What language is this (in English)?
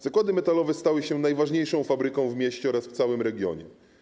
Polish